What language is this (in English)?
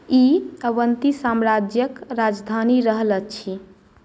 Maithili